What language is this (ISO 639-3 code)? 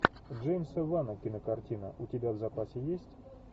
rus